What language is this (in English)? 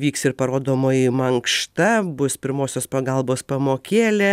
Lithuanian